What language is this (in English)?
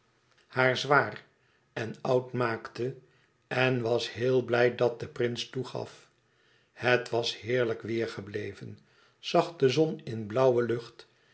Dutch